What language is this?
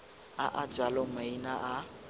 Tswana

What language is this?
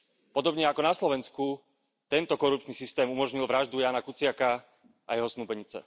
Slovak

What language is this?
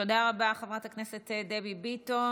Hebrew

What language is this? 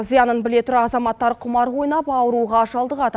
Kazakh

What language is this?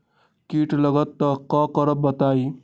Magahi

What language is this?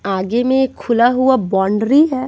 Hindi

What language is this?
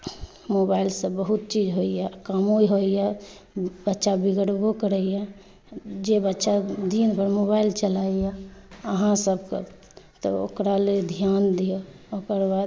Maithili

